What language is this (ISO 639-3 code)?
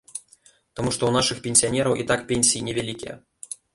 bel